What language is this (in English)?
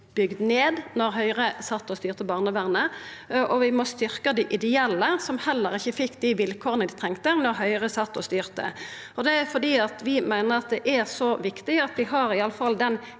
Norwegian